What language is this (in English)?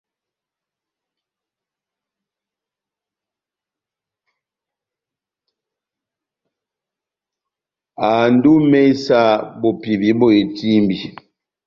Batanga